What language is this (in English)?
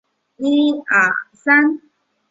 Chinese